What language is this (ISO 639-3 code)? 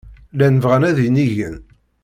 kab